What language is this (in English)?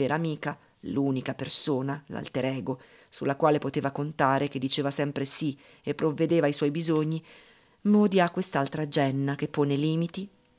Italian